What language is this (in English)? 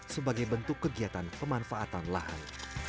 Indonesian